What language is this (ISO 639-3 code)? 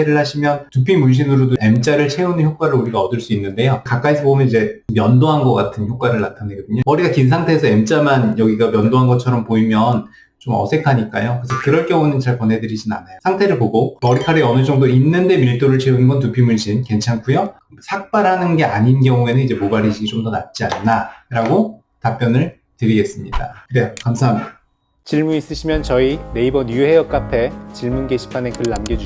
kor